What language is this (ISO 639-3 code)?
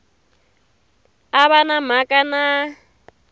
tso